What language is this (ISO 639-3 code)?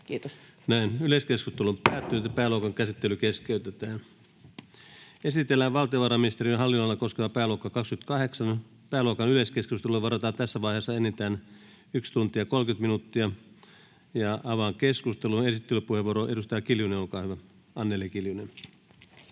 fin